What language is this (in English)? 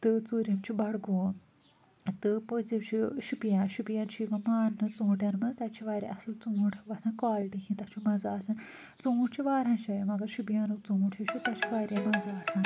Kashmiri